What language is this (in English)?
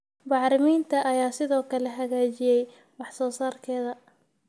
Somali